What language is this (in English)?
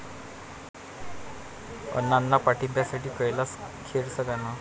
Marathi